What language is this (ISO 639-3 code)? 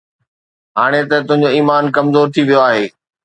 snd